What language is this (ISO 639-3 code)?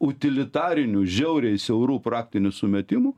lit